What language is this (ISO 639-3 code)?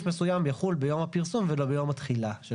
heb